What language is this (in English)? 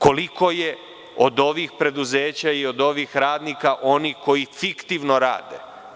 Serbian